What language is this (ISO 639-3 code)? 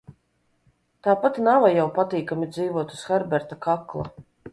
lav